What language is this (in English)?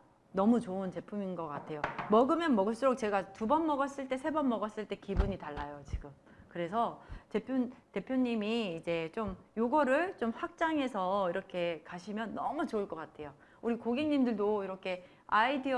Korean